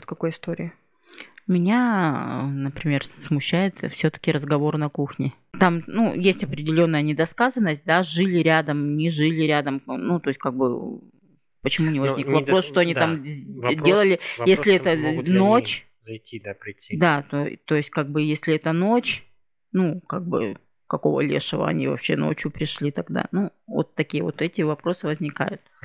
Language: Russian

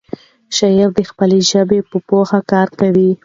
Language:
Pashto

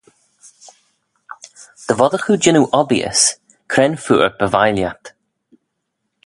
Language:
Manx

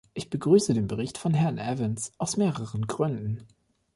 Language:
German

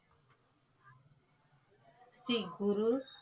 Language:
Tamil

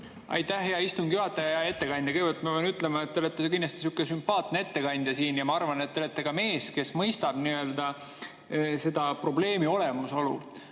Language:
Estonian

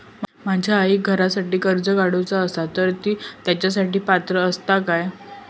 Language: Marathi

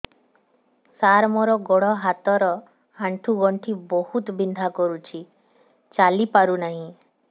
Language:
Odia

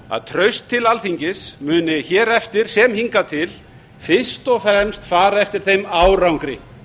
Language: Icelandic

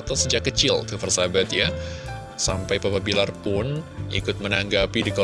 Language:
Indonesian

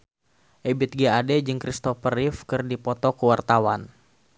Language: Sundanese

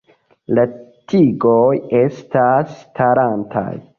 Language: Esperanto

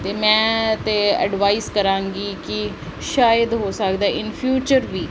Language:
Punjabi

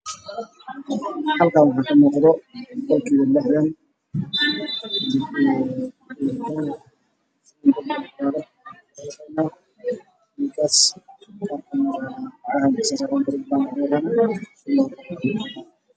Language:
Somali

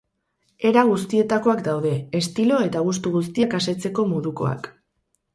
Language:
Basque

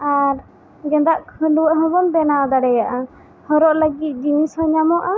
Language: Santali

